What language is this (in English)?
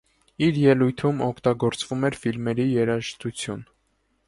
Armenian